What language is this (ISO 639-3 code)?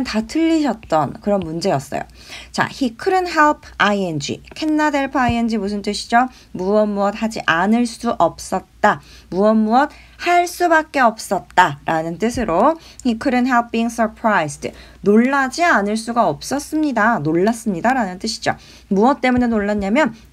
kor